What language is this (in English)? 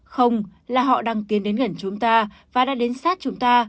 Vietnamese